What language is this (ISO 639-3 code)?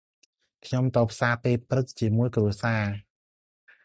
khm